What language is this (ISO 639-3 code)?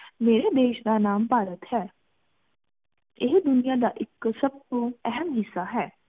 pan